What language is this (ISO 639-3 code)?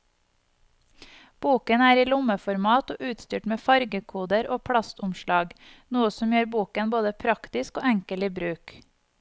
nor